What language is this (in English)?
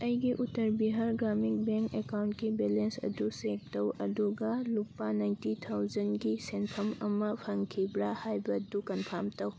Manipuri